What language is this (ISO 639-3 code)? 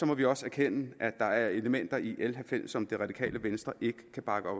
dan